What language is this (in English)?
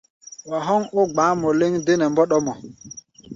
Gbaya